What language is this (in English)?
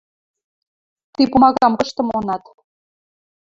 Western Mari